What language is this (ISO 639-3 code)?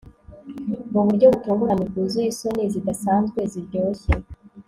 kin